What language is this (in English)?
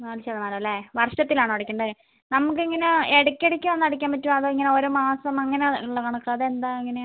Malayalam